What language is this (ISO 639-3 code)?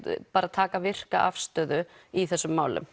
isl